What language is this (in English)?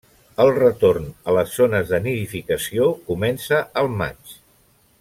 Catalan